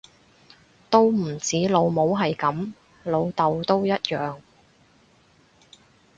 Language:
Cantonese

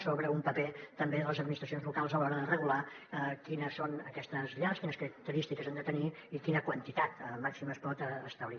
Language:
Catalan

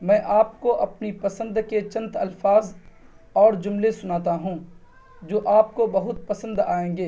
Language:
Urdu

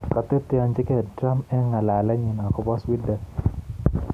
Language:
Kalenjin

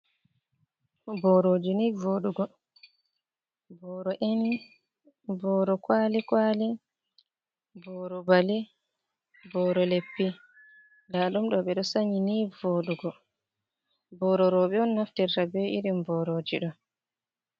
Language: Fula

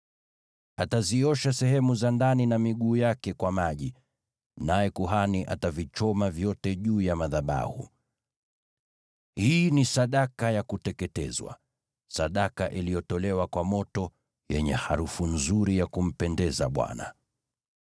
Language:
Swahili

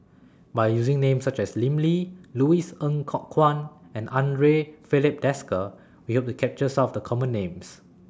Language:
English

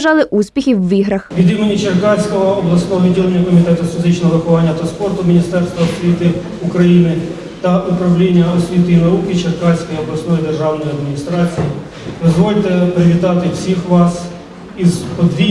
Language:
Ukrainian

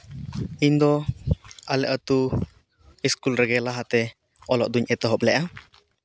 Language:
Santali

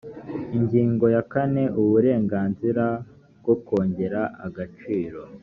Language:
Kinyarwanda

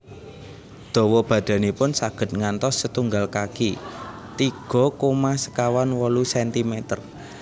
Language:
Javanese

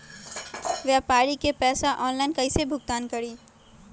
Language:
Magahi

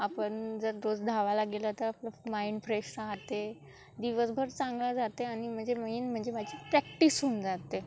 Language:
Marathi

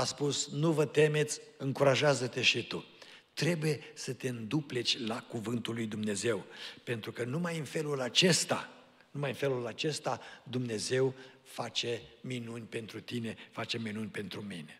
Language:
Romanian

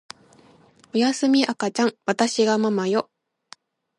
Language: Japanese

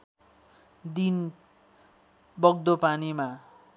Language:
Nepali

